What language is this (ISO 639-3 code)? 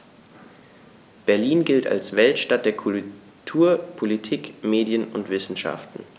deu